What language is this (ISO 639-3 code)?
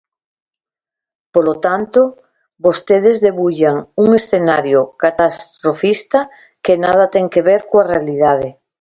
glg